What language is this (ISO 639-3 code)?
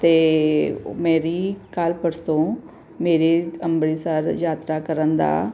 pan